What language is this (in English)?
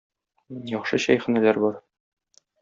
Tatar